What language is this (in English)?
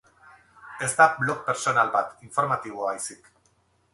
Basque